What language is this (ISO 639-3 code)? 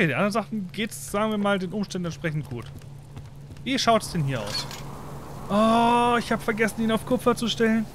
deu